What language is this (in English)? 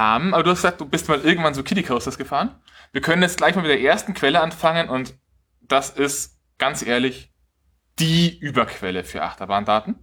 German